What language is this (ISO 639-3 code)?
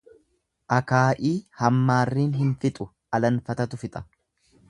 orm